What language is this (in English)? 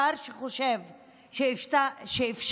Hebrew